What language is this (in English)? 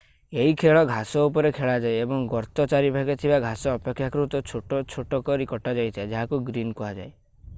Odia